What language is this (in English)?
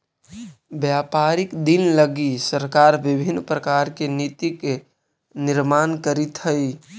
Magahi